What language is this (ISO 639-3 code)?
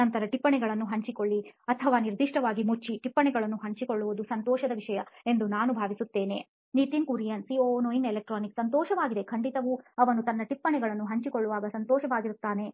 kan